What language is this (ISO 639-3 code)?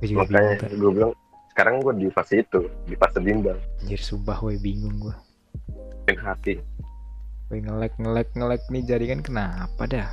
ind